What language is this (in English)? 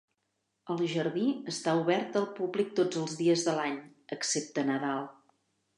Catalan